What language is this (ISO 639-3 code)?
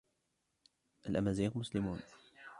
ara